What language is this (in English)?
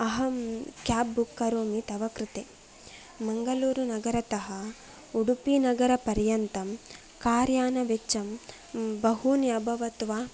Sanskrit